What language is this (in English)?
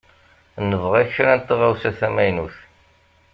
Kabyle